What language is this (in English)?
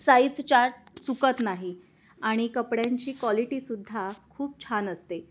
Marathi